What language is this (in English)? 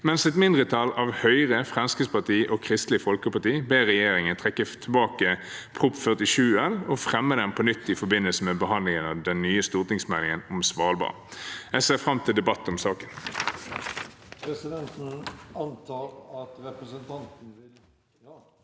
Norwegian